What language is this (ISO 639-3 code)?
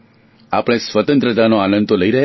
guj